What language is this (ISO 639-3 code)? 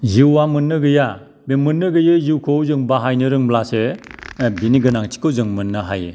brx